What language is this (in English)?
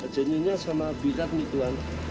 Indonesian